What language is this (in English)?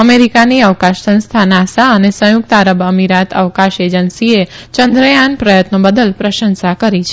Gujarati